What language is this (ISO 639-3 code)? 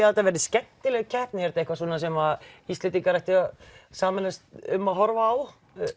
isl